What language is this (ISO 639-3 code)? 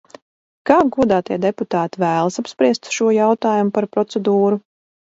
lav